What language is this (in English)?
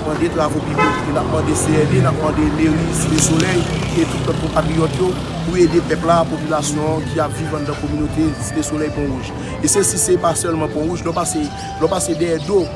French